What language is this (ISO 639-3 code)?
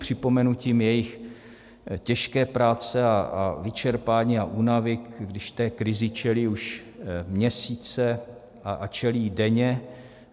ces